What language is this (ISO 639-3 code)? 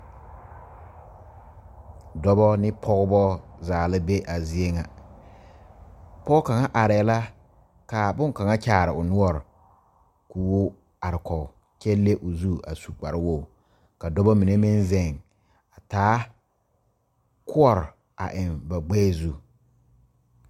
dga